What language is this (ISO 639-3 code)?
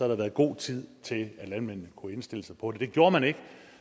dan